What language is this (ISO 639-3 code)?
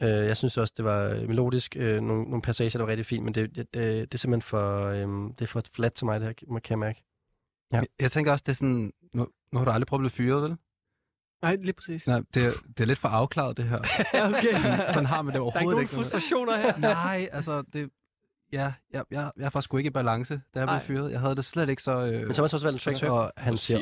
dan